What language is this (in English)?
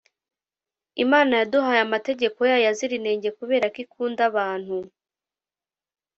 Kinyarwanda